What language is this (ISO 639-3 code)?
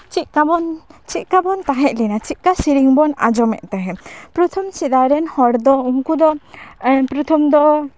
sat